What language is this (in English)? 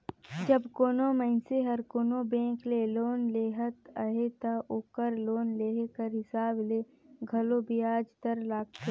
Chhattisgarhi